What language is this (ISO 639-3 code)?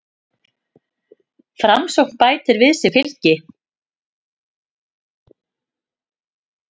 isl